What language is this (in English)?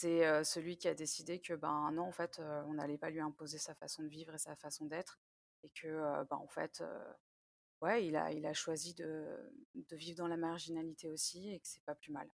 French